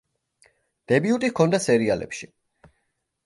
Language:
Georgian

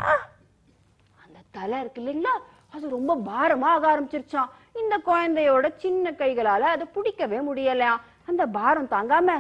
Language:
Romanian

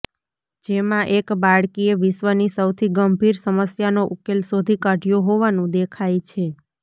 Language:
Gujarati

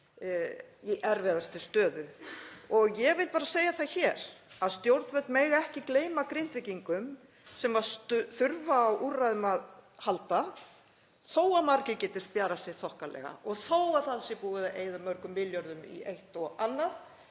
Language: Icelandic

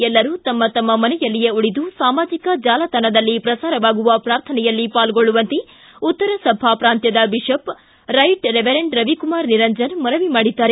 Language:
Kannada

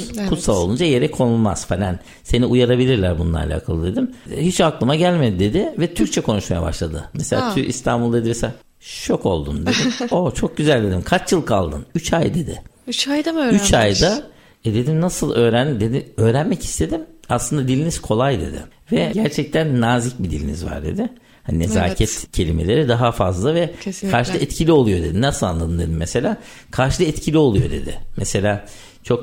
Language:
Turkish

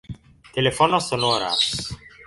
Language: Esperanto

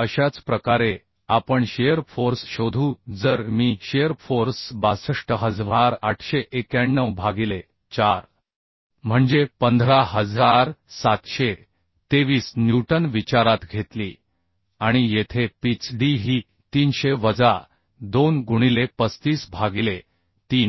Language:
Marathi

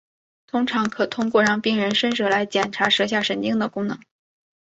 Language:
Chinese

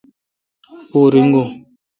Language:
Kalkoti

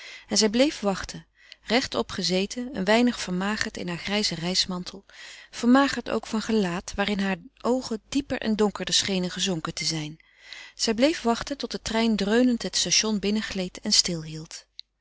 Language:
Dutch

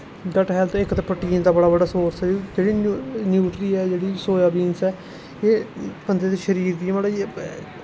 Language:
Dogri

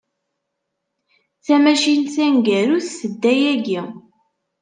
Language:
Kabyle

